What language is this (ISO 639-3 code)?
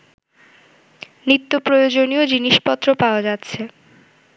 ben